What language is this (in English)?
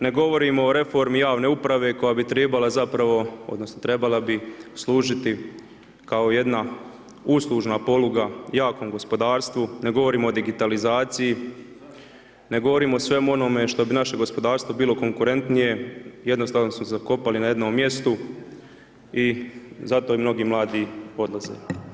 Croatian